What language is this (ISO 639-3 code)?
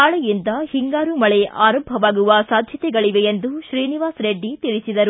kan